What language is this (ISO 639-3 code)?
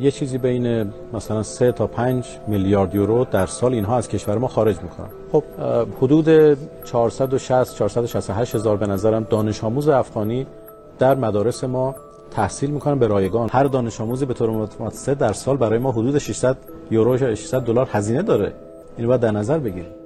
fas